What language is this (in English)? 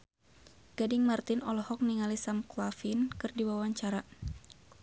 Sundanese